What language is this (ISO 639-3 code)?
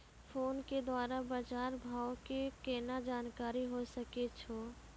mai